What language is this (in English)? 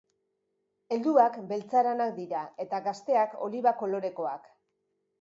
Basque